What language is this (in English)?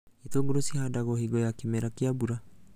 Kikuyu